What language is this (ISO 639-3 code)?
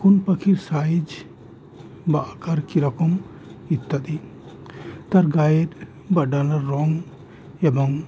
ben